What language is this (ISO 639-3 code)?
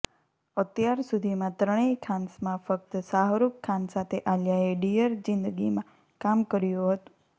guj